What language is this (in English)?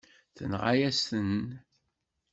Kabyle